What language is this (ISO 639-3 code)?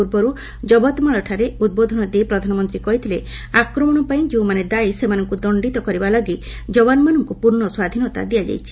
ori